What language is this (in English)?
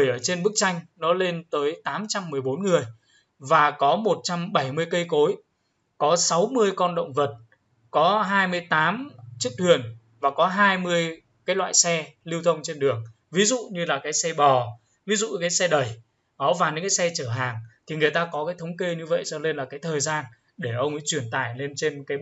Vietnamese